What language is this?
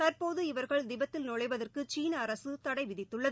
Tamil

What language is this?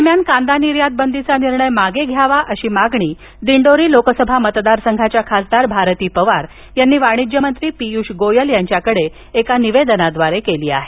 Marathi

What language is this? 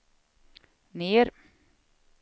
Swedish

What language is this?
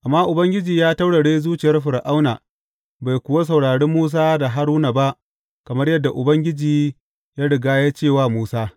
Hausa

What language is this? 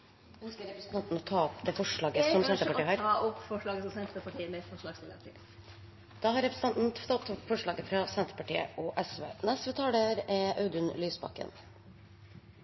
Norwegian Nynorsk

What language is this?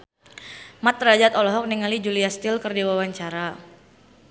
Sundanese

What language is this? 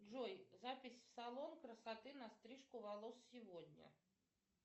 Russian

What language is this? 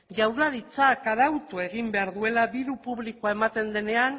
Basque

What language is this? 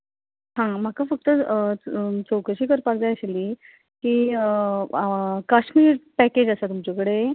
Konkani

